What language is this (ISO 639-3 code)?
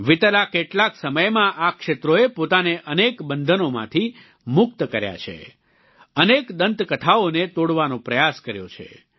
guj